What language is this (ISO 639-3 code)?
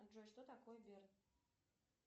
rus